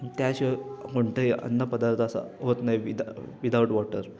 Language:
Marathi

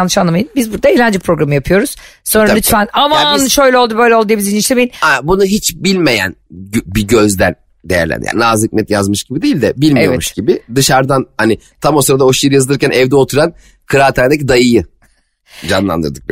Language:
Turkish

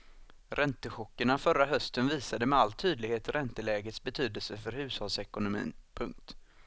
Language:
Swedish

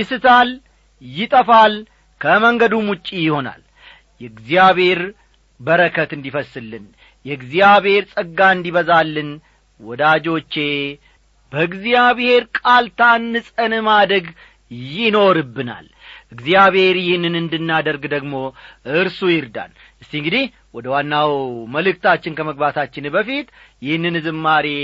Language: Amharic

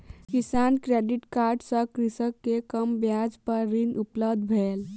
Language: Maithili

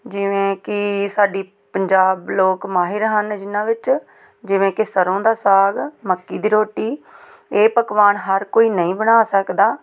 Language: Punjabi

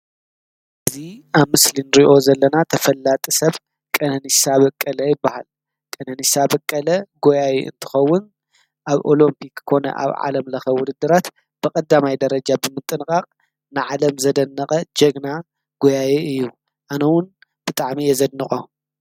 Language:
Tigrinya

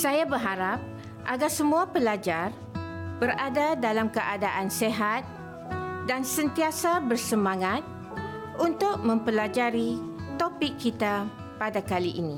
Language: Malay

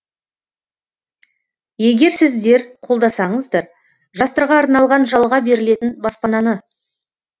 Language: Kazakh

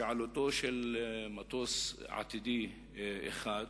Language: Hebrew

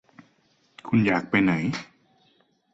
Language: Thai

